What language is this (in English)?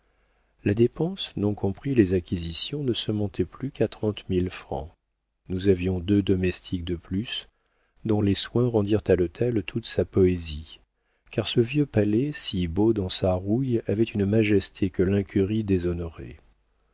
French